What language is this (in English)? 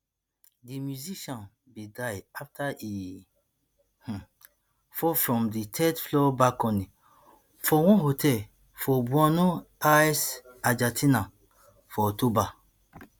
Nigerian Pidgin